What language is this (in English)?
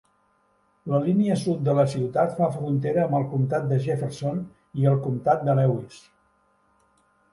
Catalan